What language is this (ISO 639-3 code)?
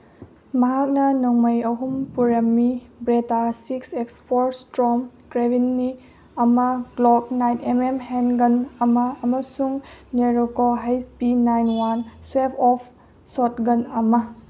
mni